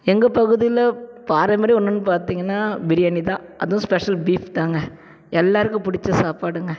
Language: Tamil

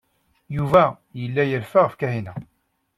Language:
Kabyle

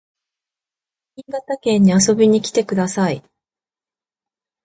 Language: Japanese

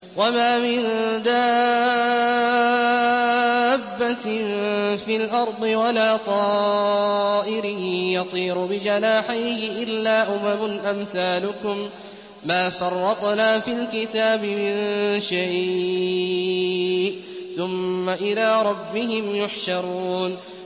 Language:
Arabic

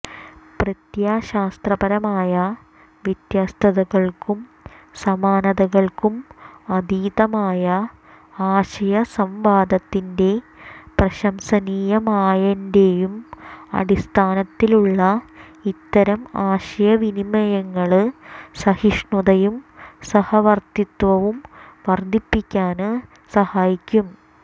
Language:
Malayalam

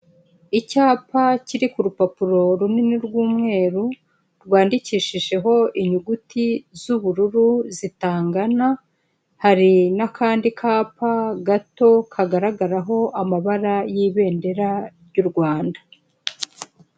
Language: Kinyarwanda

